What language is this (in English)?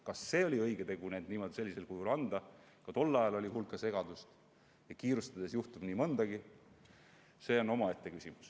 Estonian